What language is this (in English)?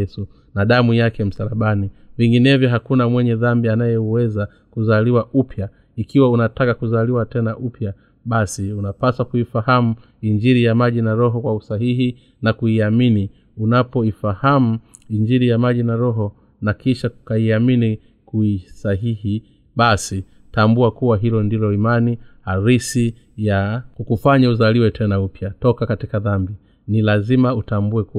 Swahili